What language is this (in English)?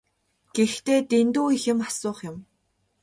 Mongolian